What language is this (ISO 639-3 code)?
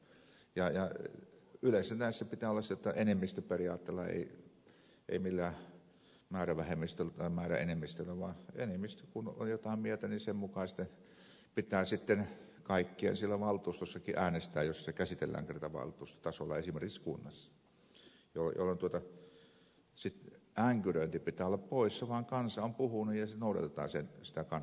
fin